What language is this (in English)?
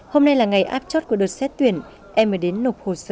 Vietnamese